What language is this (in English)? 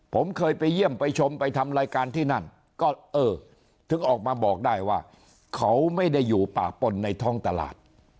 Thai